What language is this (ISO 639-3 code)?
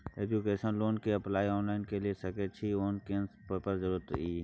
mai